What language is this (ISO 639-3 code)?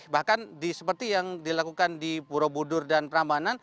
ind